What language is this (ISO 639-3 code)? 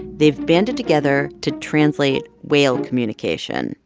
eng